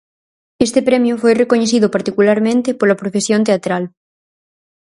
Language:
Galician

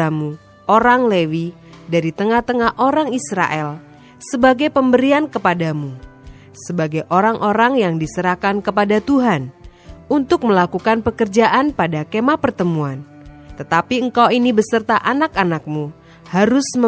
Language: Indonesian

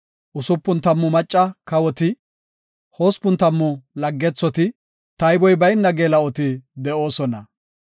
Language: Gofa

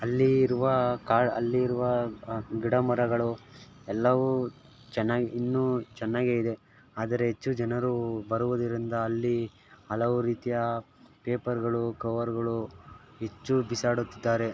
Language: Kannada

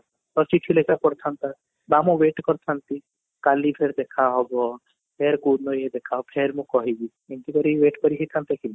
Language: Odia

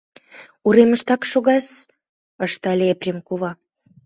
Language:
Mari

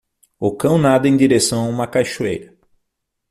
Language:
Portuguese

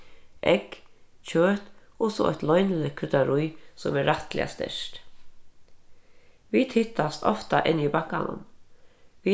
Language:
Faroese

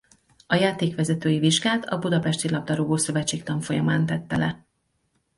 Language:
Hungarian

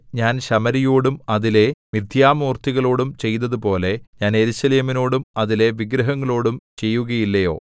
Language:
Malayalam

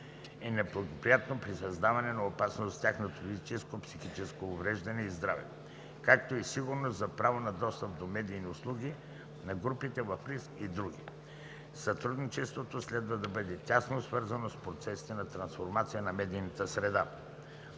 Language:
Bulgarian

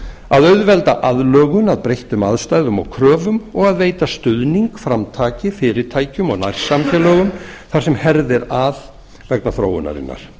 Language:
Icelandic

